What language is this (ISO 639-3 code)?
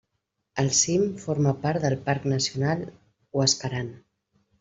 cat